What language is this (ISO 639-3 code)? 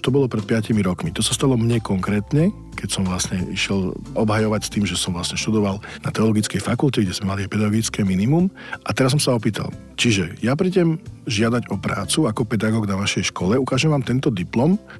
slk